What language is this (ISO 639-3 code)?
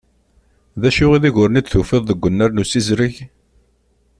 kab